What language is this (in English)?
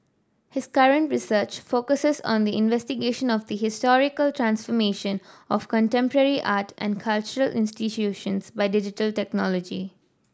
English